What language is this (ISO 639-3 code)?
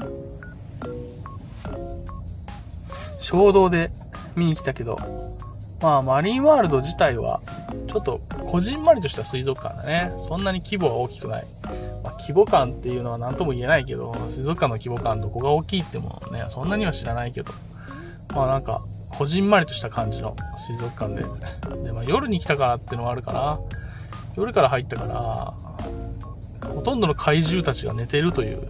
jpn